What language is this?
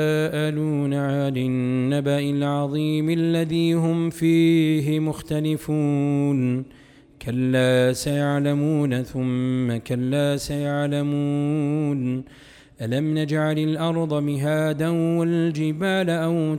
Arabic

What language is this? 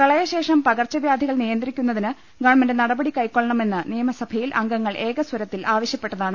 Malayalam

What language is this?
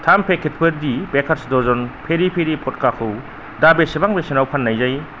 Bodo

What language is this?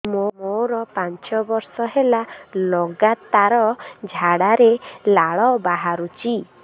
Odia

